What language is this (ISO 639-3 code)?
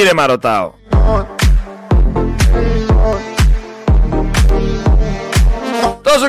ell